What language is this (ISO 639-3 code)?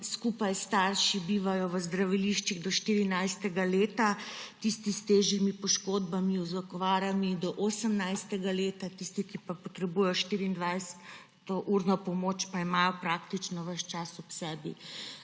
slv